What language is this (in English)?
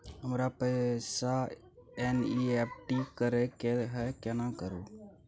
Maithili